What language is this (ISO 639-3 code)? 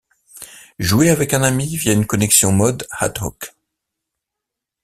fra